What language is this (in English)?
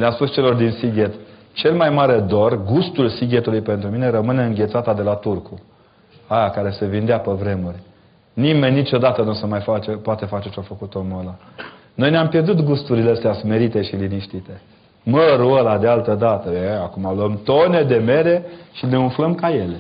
Romanian